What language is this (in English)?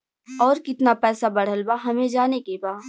Bhojpuri